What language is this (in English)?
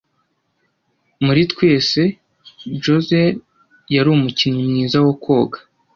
Kinyarwanda